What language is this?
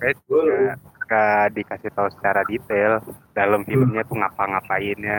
Indonesian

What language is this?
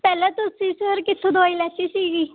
Punjabi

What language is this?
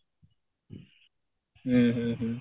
Odia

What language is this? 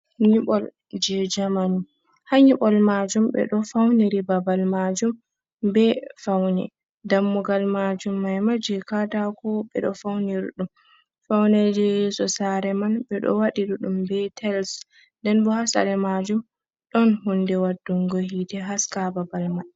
Fula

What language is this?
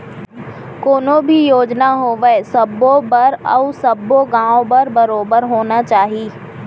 Chhattisgarhi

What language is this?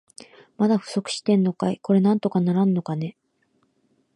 Japanese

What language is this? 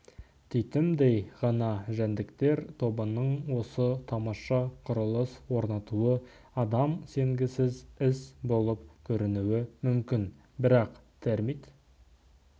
Kazakh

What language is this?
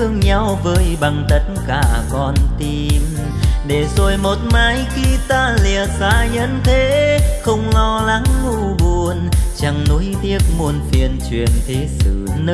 Vietnamese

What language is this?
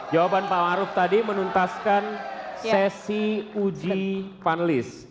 Indonesian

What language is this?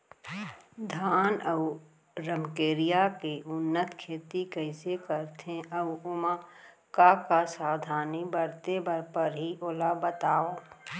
Chhattisgarhi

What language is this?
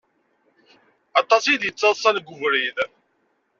Kabyle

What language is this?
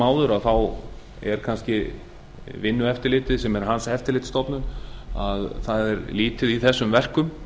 Icelandic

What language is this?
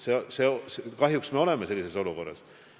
Estonian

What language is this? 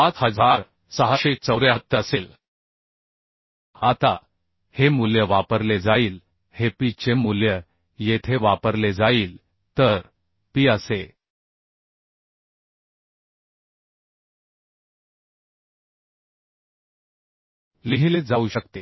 Marathi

